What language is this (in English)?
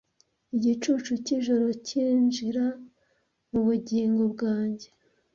Kinyarwanda